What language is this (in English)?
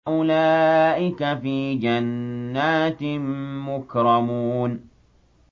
Arabic